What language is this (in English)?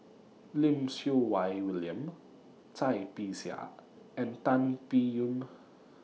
English